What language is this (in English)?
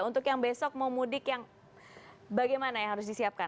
Indonesian